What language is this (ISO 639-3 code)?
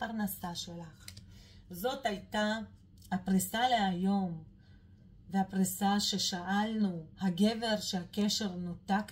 heb